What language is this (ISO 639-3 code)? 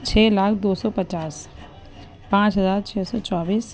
urd